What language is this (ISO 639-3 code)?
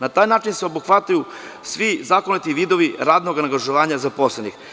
srp